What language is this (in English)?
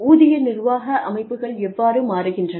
Tamil